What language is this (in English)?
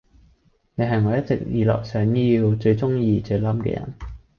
Cantonese